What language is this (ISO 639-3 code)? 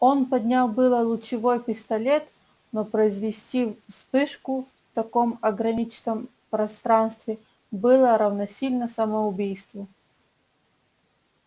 rus